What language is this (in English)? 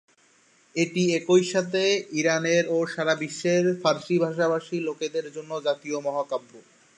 Bangla